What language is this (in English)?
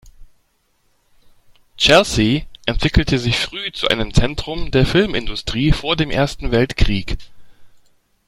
German